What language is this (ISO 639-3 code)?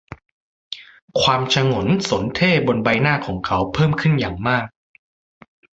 tha